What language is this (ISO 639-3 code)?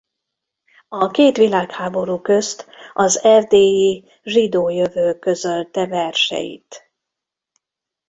hun